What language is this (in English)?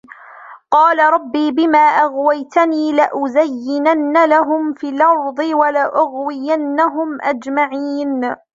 Arabic